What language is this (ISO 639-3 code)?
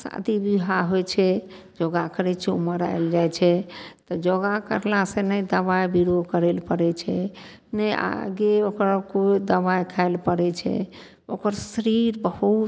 mai